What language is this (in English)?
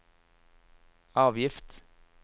Norwegian